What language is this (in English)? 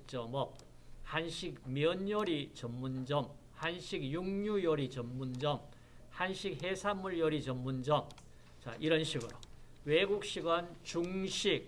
Korean